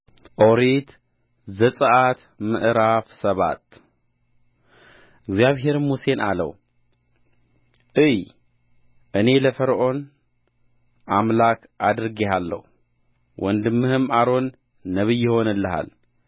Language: Amharic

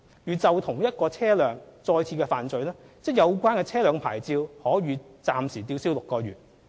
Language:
Cantonese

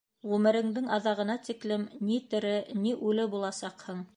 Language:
Bashkir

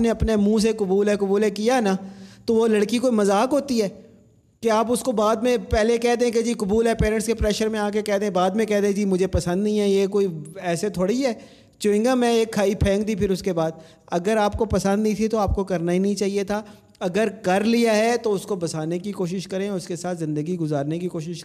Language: Urdu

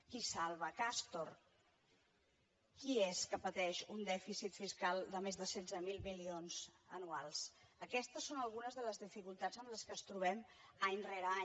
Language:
Catalan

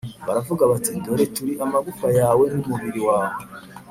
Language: Kinyarwanda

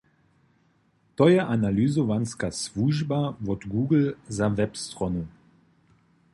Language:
Upper Sorbian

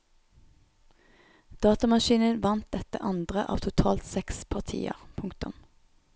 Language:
Norwegian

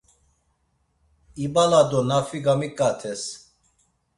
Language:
Laz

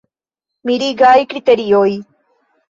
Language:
Esperanto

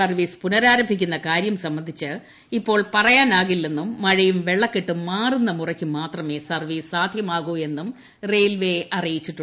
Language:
Malayalam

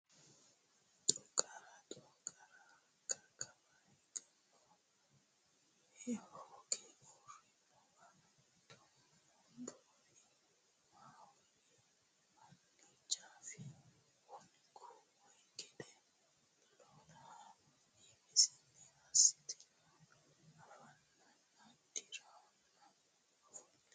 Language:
Sidamo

